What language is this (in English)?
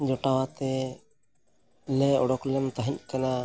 Santali